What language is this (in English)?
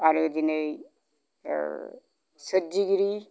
Bodo